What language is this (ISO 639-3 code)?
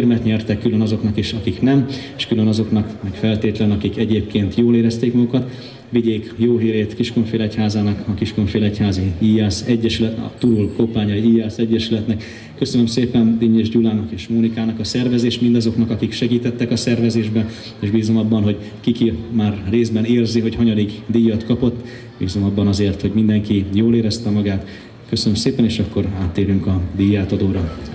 hun